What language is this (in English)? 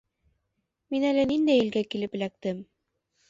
Bashkir